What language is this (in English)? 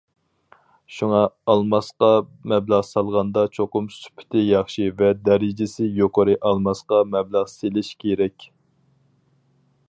Uyghur